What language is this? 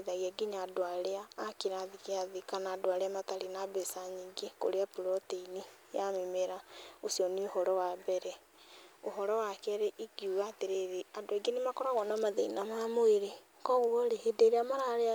Kikuyu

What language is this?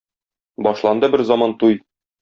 Tatar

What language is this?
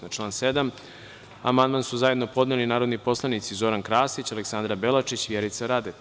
Serbian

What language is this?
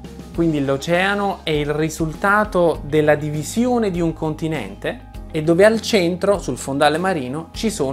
Italian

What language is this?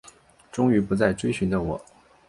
Chinese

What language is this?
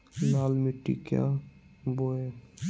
Magahi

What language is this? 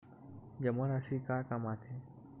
Chhattisgarhi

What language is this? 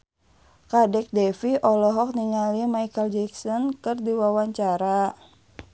Sundanese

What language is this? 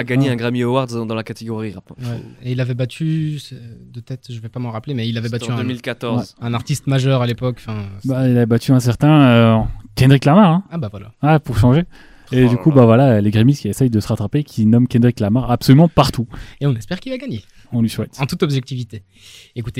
French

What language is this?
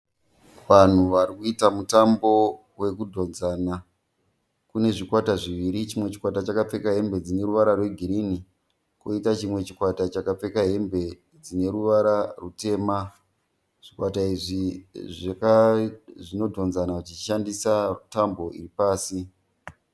Shona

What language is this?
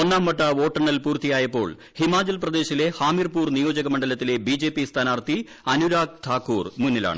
Malayalam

